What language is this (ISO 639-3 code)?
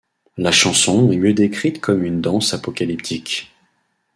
fra